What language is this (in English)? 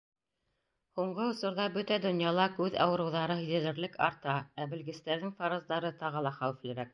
Bashkir